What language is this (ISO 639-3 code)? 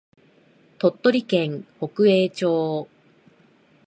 jpn